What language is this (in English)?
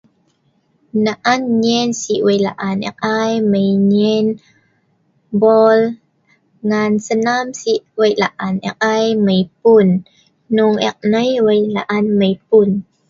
Sa'ban